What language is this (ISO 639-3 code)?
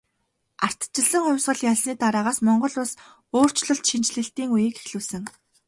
mon